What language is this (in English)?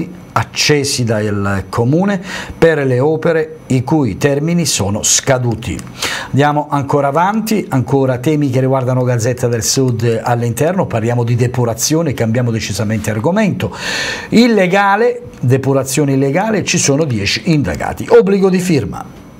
Italian